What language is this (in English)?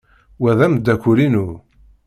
Kabyle